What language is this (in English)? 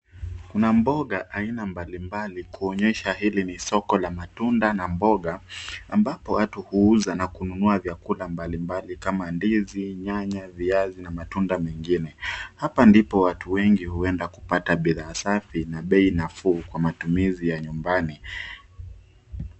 Swahili